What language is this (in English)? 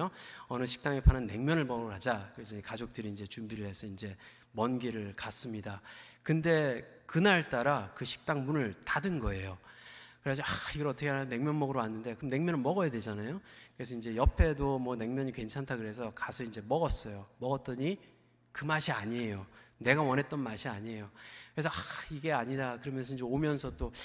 Korean